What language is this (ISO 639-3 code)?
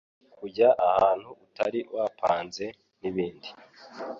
kin